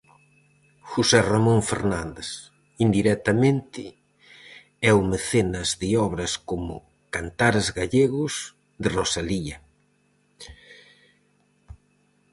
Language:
Galician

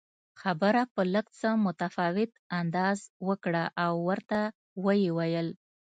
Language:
Pashto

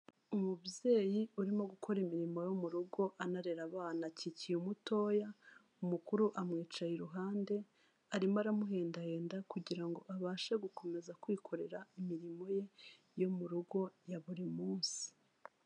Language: Kinyarwanda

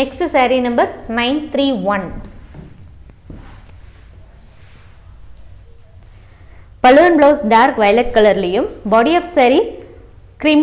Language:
Tamil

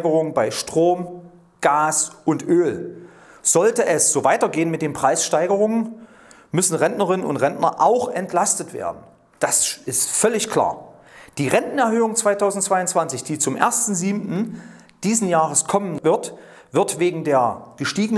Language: German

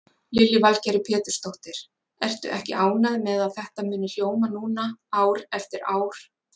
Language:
Icelandic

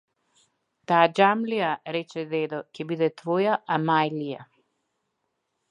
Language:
Macedonian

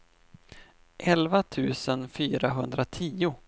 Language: Swedish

